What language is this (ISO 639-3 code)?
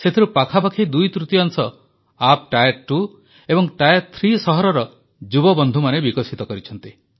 ori